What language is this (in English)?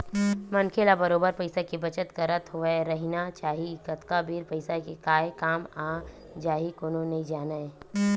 Chhattisgarhi